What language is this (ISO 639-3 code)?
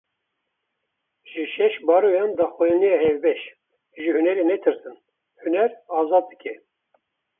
kur